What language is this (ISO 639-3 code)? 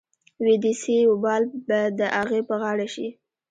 pus